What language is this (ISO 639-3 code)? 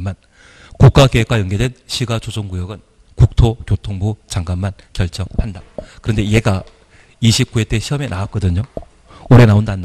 kor